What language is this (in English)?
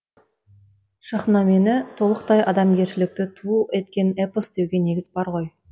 Kazakh